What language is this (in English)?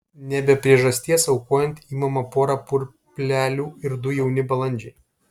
Lithuanian